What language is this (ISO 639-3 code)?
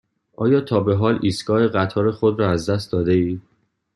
fas